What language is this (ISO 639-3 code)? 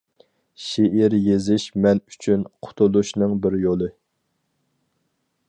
uig